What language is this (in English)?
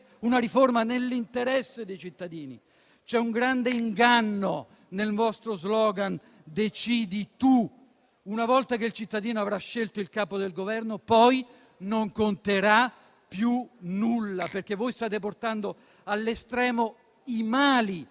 Italian